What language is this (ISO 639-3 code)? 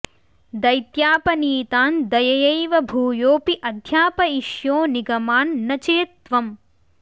san